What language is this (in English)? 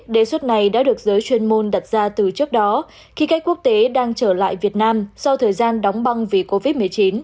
Vietnamese